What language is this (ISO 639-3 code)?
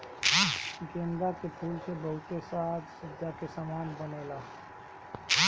bho